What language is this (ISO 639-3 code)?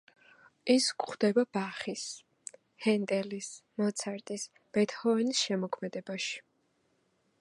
kat